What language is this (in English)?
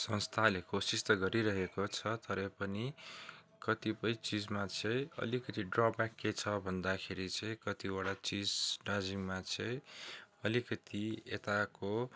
Nepali